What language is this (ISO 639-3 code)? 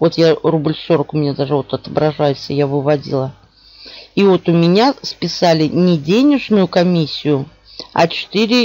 rus